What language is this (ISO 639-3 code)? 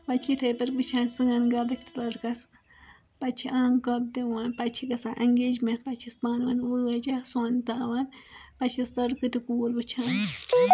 kas